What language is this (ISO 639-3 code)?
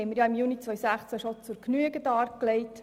gsw